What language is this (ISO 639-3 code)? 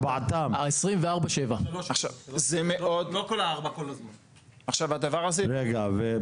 heb